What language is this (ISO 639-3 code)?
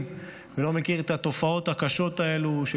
heb